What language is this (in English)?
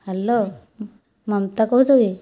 Odia